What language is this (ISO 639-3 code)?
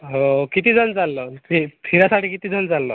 mar